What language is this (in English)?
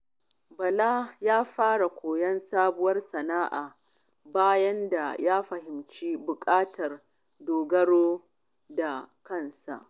Hausa